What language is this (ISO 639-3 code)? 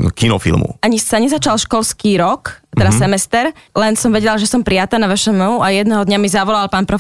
slk